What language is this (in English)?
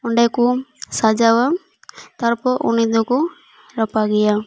Santali